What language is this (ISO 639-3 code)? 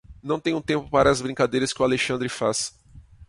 por